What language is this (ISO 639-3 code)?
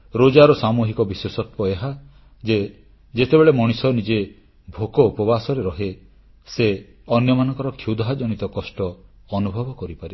ori